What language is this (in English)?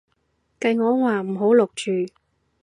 Cantonese